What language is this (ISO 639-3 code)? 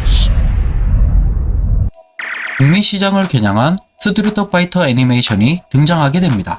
kor